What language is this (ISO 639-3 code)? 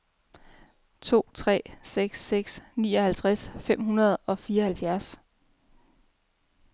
dan